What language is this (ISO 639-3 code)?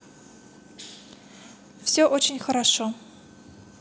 rus